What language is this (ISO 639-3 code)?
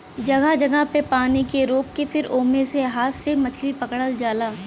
bho